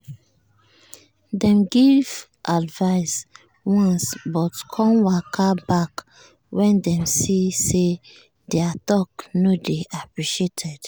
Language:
Nigerian Pidgin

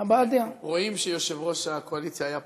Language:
Hebrew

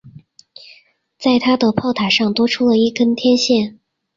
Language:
Chinese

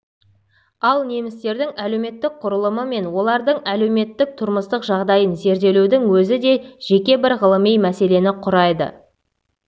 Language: Kazakh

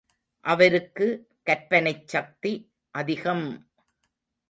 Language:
Tamil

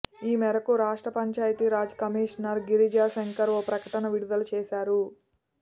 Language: Telugu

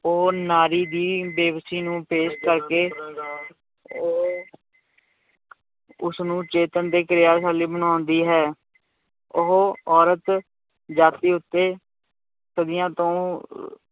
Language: Punjabi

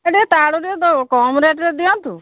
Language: Odia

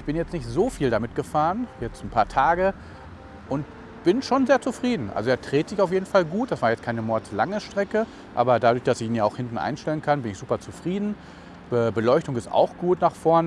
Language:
German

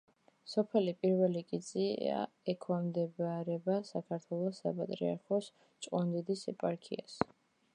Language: Georgian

